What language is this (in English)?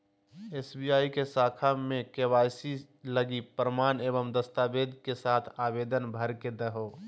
Magahi